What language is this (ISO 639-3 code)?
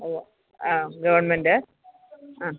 mal